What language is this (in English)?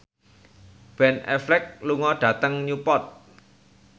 Javanese